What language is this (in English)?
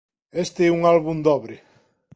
Galician